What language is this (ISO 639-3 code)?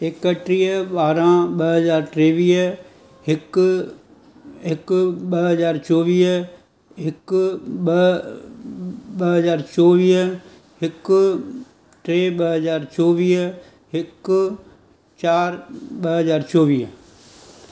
snd